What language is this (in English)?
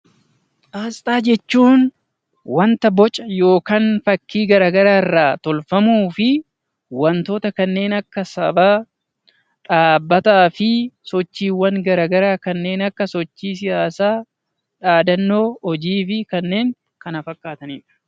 Oromo